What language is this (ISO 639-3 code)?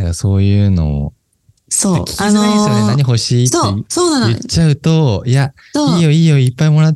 jpn